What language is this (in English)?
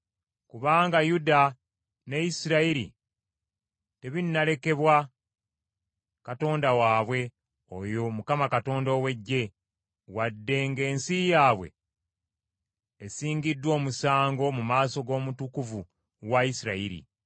Ganda